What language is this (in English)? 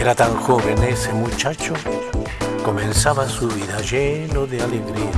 Spanish